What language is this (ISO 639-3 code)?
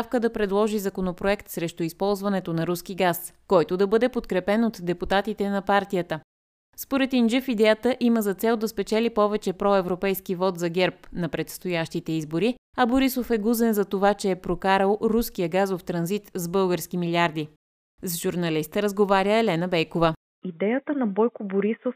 bul